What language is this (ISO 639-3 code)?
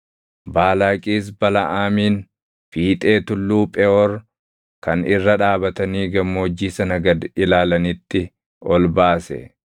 orm